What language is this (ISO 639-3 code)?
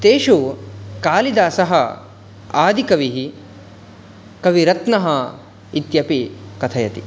san